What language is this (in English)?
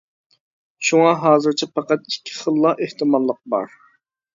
Uyghur